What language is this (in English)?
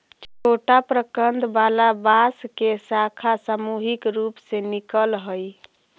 Magahi